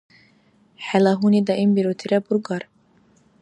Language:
Dargwa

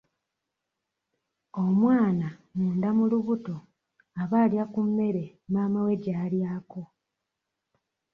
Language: Ganda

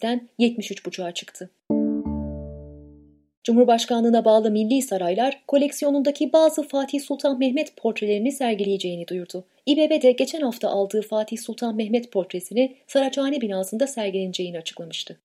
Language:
Turkish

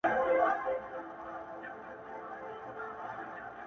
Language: Pashto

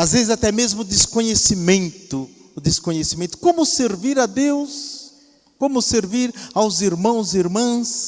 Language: Portuguese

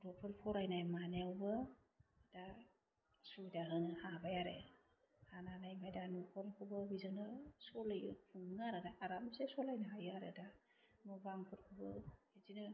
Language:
Bodo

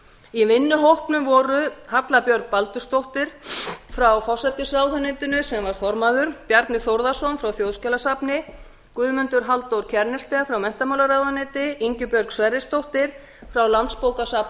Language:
Icelandic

